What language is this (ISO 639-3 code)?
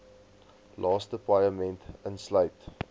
afr